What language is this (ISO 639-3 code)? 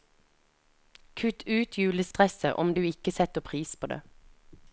nor